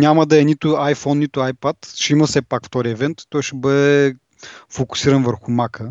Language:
Bulgarian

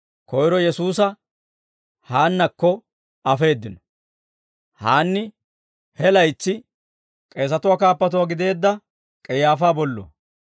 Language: Dawro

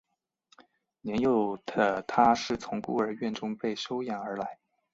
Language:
Chinese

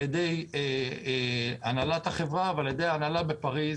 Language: Hebrew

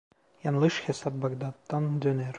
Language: Turkish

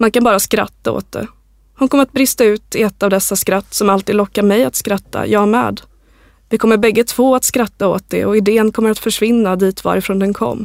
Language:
Swedish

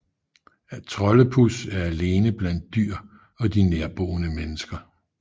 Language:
Danish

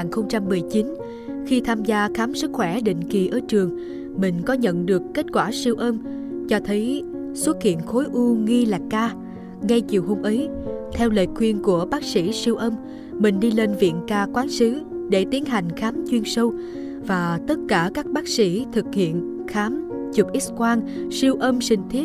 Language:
Vietnamese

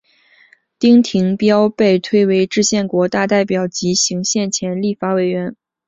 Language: Chinese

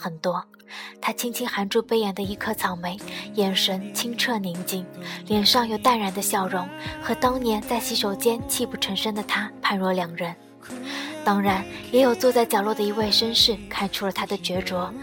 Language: Chinese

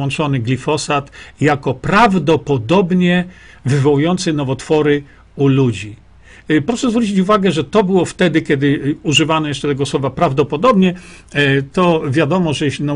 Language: Polish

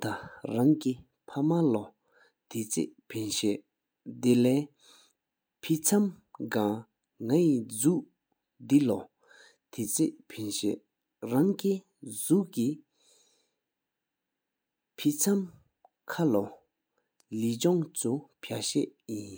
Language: Sikkimese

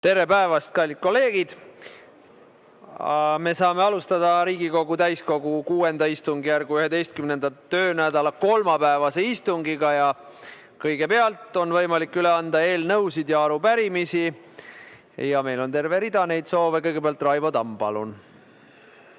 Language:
Estonian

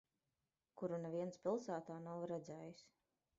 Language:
Latvian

